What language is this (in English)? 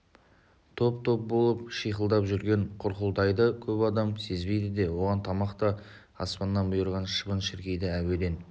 Kazakh